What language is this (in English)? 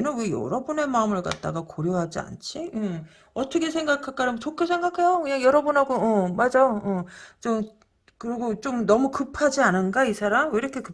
Korean